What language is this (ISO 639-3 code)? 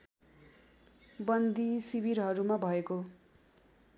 nep